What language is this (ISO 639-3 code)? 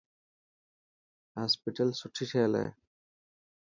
mki